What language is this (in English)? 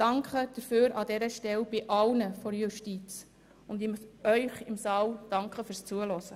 Swiss German